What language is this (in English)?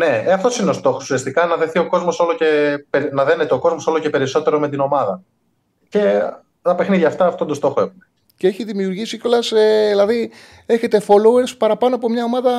Greek